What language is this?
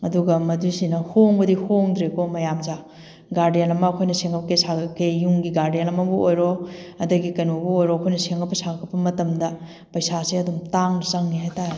Manipuri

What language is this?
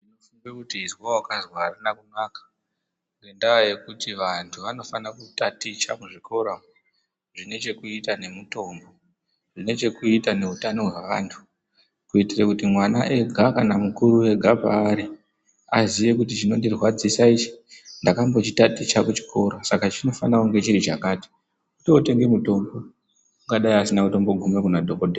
Ndau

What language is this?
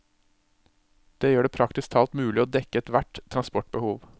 Norwegian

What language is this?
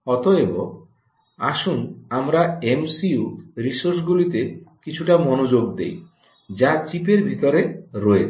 Bangla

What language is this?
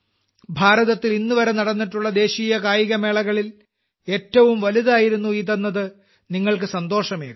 Malayalam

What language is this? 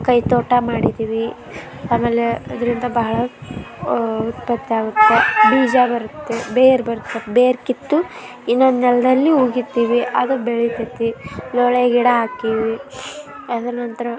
Kannada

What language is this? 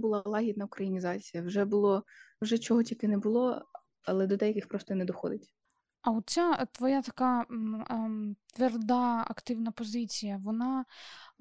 Ukrainian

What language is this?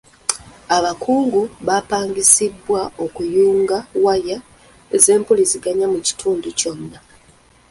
Ganda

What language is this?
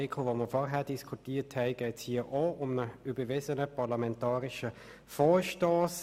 Swiss German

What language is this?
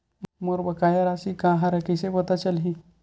Chhattisgarhi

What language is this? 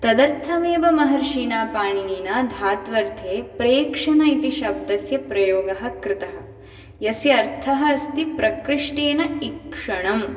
Sanskrit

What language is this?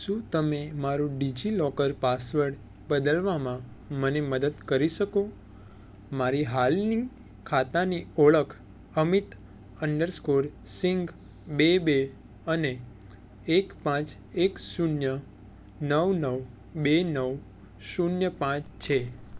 Gujarati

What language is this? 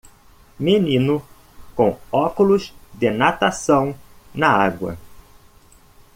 Portuguese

